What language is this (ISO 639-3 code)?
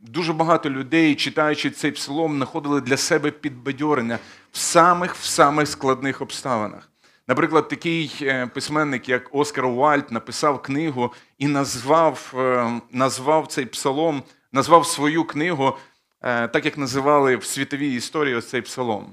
ukr